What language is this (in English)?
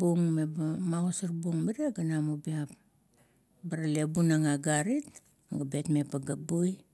Kuot